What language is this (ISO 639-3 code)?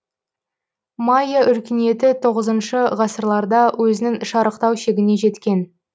kaz